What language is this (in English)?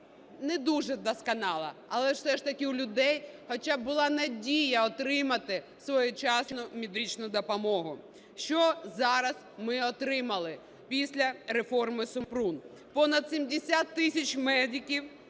Ukrainian